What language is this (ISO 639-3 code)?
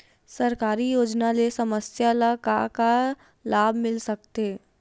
hne